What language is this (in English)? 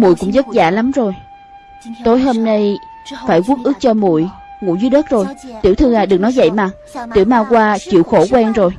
Vietnamese